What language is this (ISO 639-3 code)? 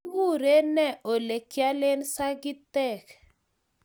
kln